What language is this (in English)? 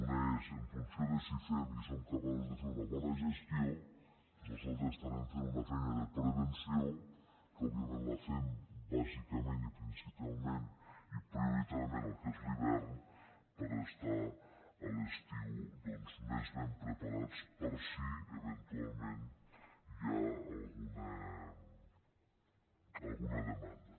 Catalan